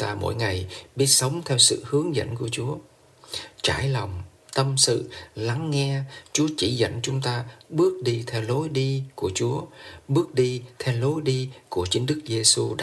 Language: Vietnamese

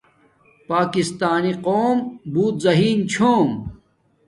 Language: Domaaki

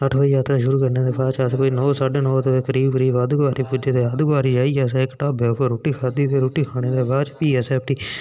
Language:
Dogri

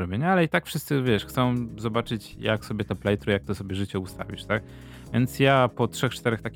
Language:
Polish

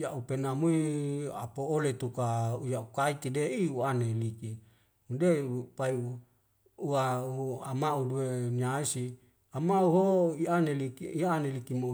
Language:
Wemale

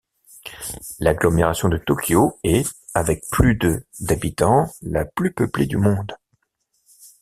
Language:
French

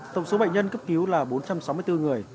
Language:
Vietnamese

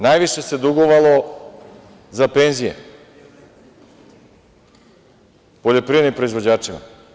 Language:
Serbian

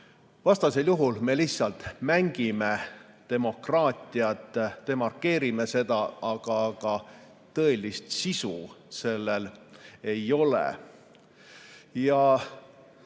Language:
Estonian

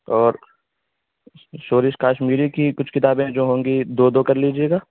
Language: Urdu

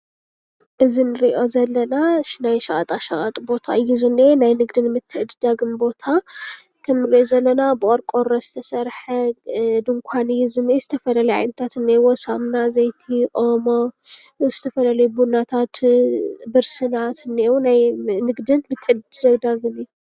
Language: Tigrinya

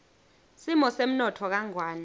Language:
Swati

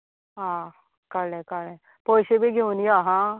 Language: Konkani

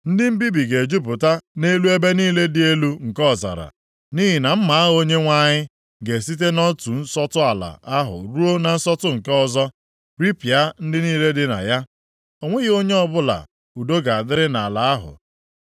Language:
Igbo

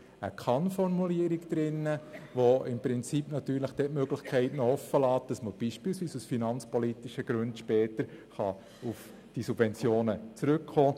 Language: Swiss German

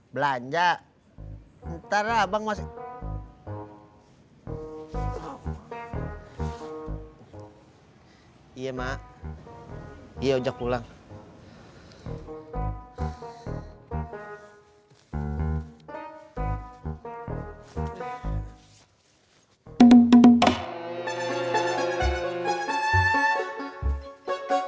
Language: Indonesian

